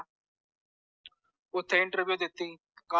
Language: Punjabi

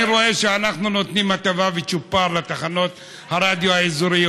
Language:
Hebrew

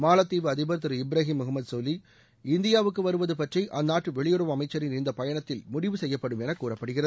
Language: Tamil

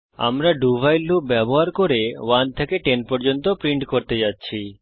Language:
Bangla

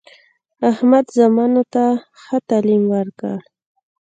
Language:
Pashto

